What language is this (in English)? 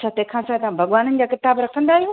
Sindhi